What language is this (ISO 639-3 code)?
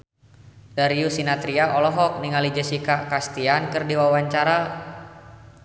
sun